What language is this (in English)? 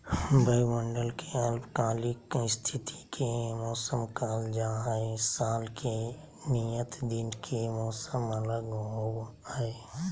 Magahi